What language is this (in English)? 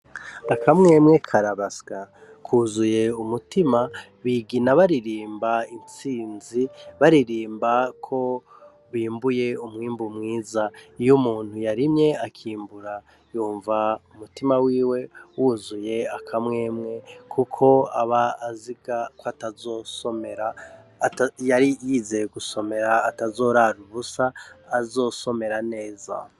Rundi